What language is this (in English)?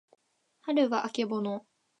Japanese